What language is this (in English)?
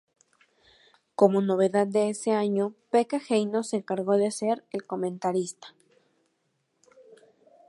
Spanish